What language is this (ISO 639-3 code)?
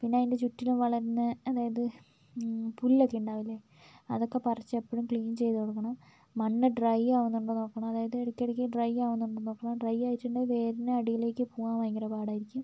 mal